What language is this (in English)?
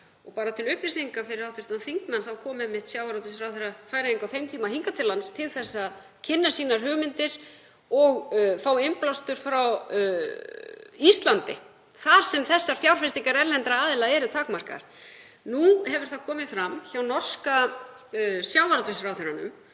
Icelandic